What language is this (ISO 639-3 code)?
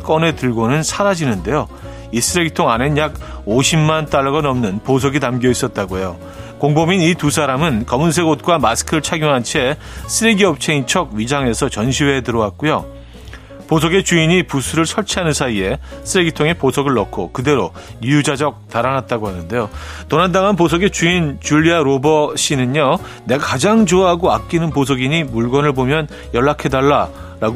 kor